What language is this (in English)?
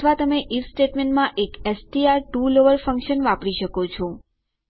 Gujarati